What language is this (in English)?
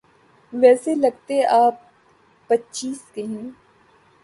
Urdu